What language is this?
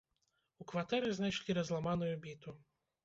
Belarusian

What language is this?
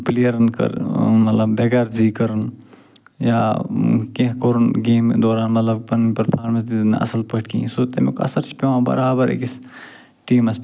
Kashmiri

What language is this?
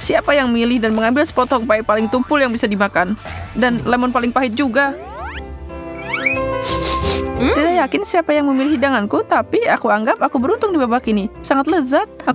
Indonesian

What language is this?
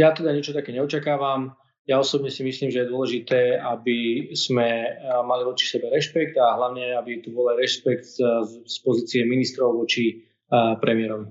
Slovak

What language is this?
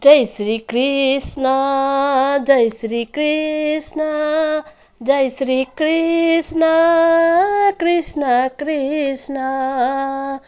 Nepali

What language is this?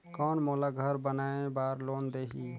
Chhattisgarhi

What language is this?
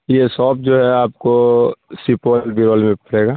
Urdu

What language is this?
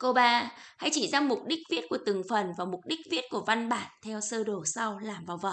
Vietnamese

